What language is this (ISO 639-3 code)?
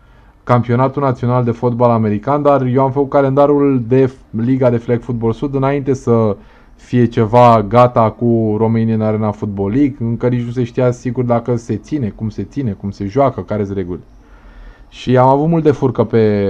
ron